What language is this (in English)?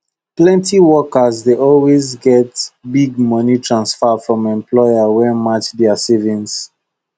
Nigerian Pidgin